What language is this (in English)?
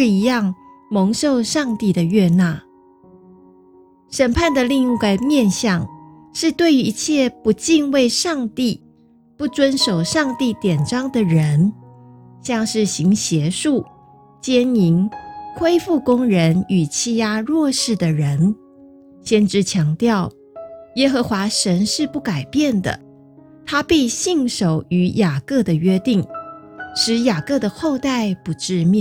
Chinese